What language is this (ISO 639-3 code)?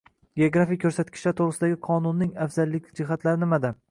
uzb